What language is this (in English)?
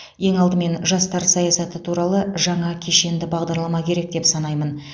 Kazakh